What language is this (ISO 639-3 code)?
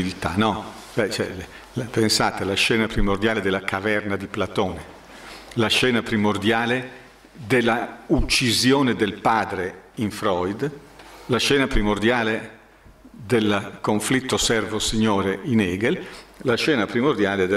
ita